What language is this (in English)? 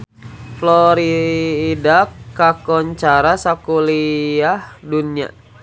Sundanese